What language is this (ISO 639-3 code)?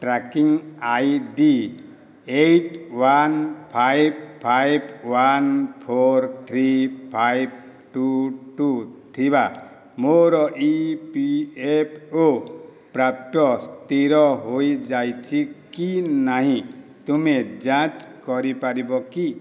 ori